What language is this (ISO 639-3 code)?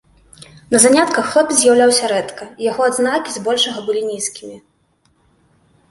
bel